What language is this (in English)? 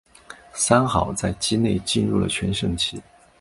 Chinese